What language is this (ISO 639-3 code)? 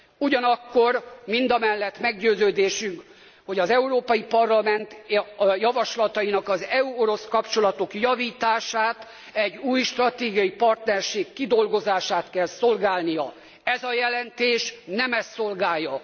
hun